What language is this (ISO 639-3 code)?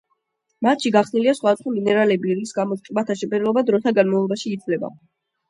kat